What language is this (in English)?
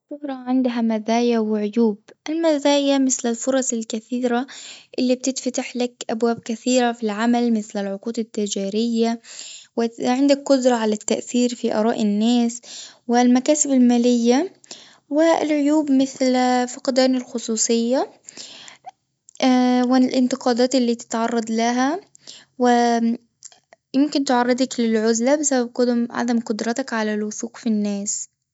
Tunisian Arabic